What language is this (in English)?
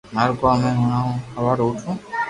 Loarki